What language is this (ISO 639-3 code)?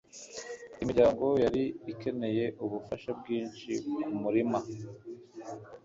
kin